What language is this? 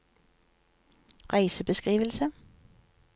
Norwegian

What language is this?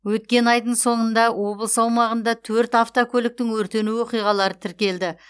Kazakh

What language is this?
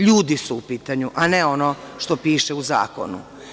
Serbian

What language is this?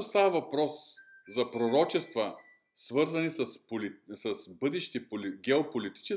Bulgarian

